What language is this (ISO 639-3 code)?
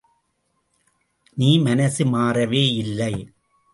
tam